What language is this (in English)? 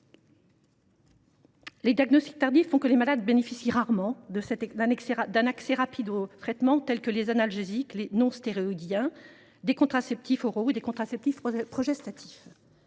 French